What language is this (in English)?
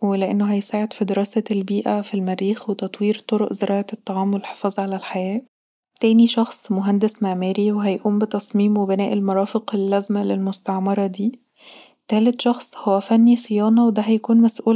Egyptian Arabic